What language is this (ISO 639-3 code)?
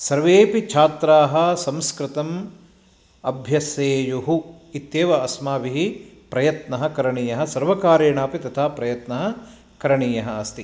san